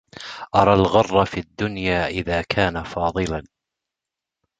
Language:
Arabic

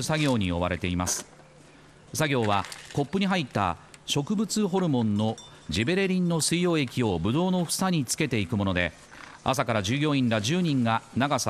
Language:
Japanese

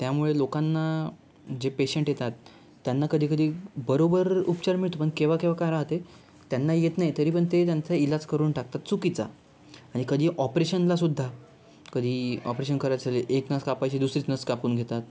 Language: Marathi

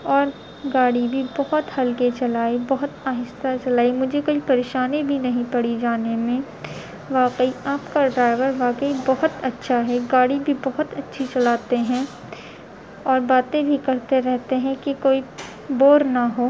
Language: Urdu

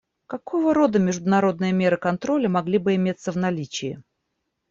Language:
Russian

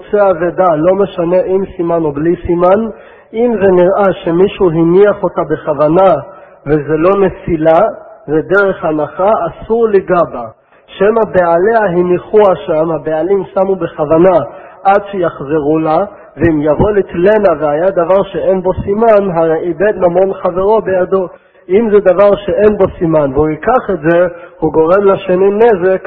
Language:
Hebrew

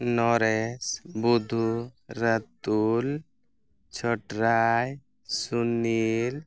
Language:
Santali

